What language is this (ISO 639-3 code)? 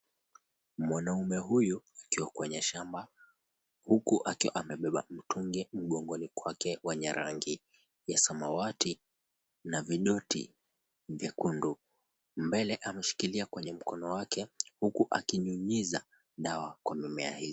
swa